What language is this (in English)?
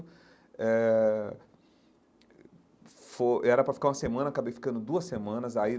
Portuguese